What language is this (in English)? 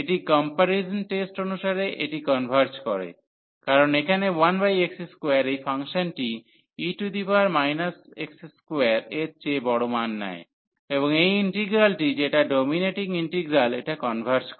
Bangla